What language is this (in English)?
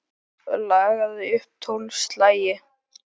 Icelandic